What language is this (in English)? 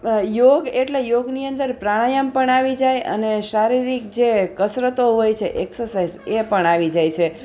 Gujarati